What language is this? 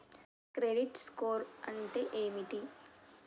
Telugu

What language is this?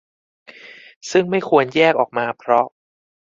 Thai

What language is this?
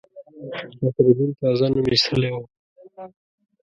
Pashto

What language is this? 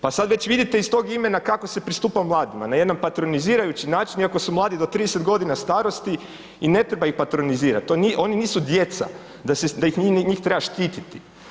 Croatian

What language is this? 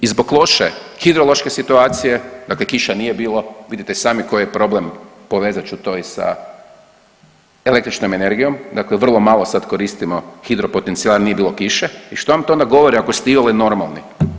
Croatian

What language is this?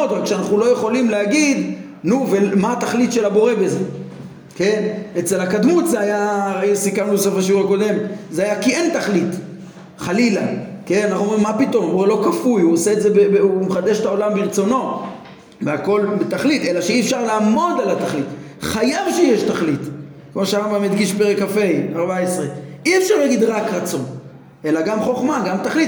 Hebrew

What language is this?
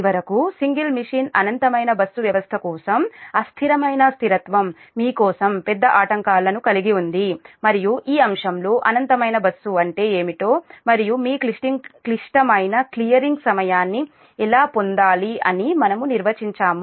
Telugu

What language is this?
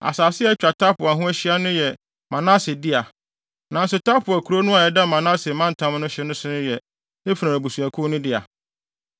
Akan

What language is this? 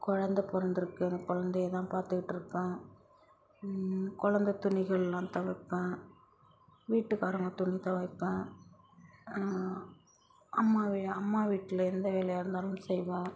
Tamil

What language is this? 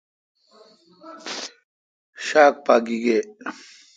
Kalkoti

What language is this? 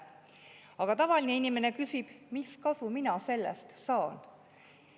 Estonian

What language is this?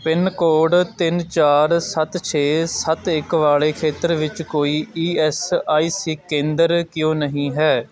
Punjabi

